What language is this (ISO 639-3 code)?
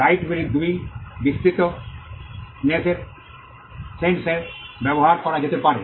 ben